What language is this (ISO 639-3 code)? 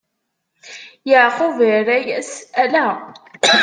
kab